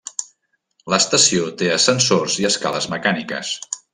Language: Catalan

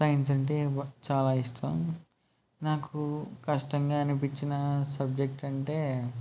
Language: Telugu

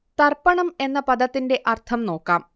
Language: Malayalam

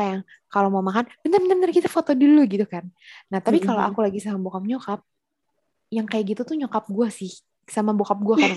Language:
Indonesian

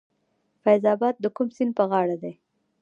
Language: Pashto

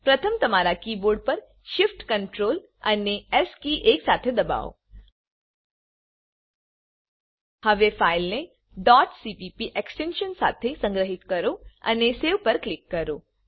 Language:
Gujarati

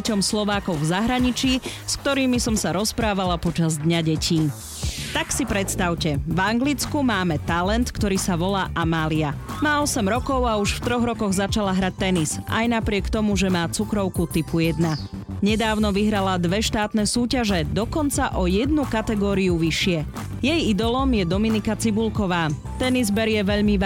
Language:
Slovak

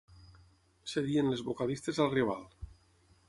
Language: Catalan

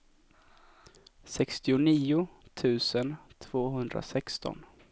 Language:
Swedish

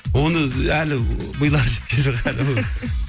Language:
Kazakh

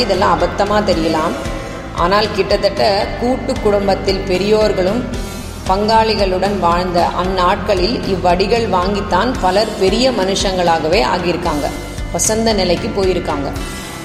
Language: Tamil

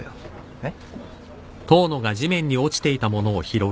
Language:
Japanese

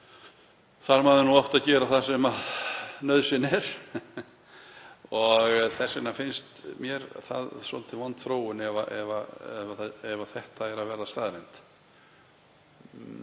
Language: Icelandic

